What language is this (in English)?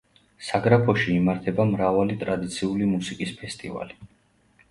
Georgian